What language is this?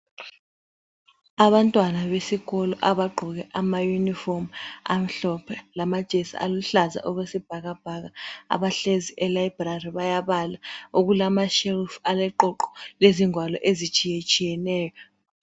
North Ndebele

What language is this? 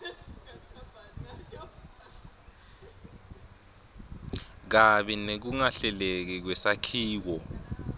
Swati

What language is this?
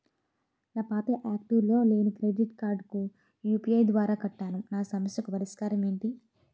Telugu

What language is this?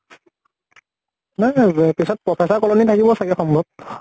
Assamese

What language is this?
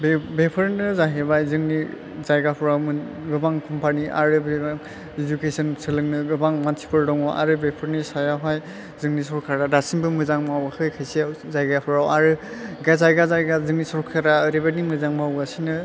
Bodo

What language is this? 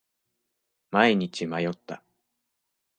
Japanese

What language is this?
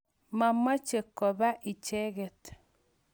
Kalenjin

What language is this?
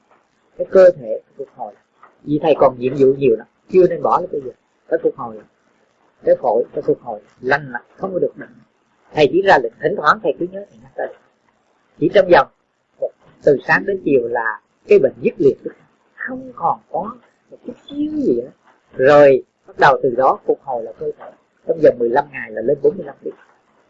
Vietnamese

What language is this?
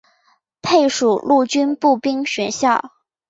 Chinese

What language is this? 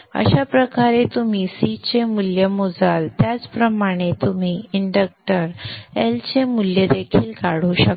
Marathi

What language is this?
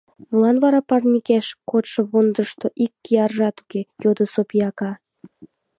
Mari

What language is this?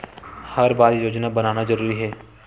Chhattisgarhi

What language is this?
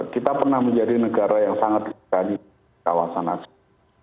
Indonesian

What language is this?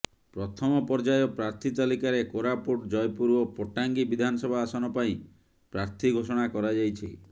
Odia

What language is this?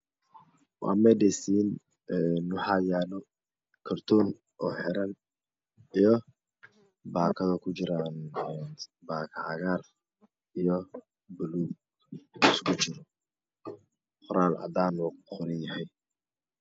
Somali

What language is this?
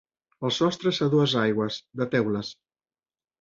Catalan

